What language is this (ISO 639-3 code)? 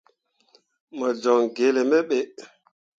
mua